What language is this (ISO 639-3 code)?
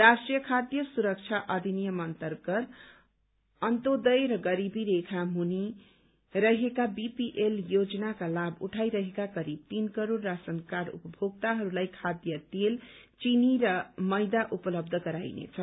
nep